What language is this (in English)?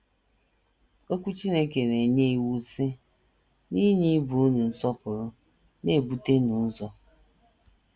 Igbo